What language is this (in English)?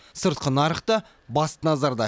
Kazakh